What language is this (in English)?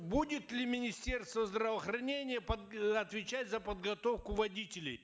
Kazakh